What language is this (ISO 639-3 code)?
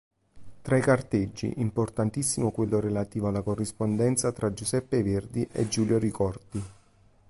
ita